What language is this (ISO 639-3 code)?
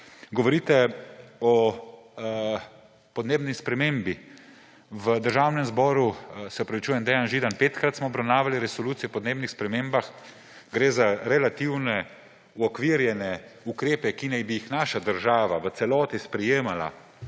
slv